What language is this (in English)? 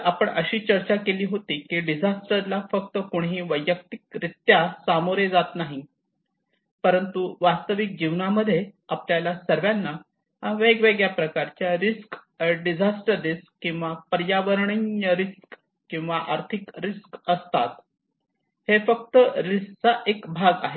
Marathi